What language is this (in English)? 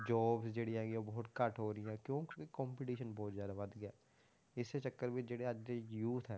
Punjabi